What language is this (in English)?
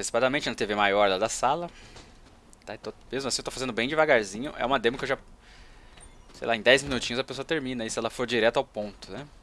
Portuguese